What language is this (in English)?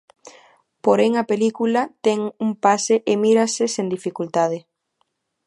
Galician